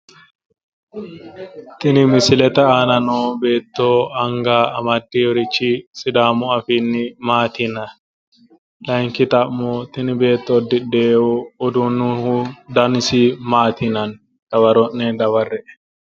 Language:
Sidamo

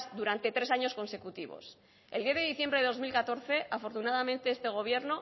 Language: Spanish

